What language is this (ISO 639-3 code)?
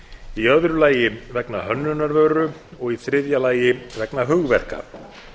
isl